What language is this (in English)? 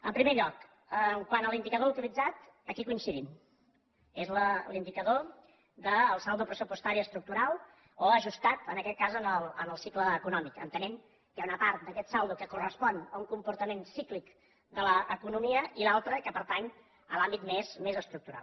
Catalan